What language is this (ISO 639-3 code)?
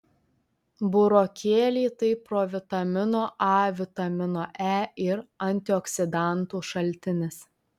lit